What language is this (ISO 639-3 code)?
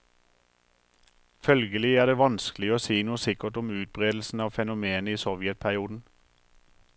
nor